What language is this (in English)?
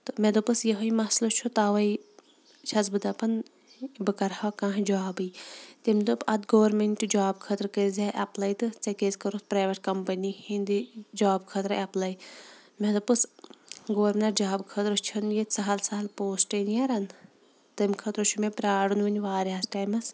Kashmiri